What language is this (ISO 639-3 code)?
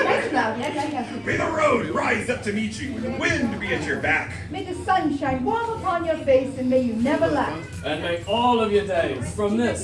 eng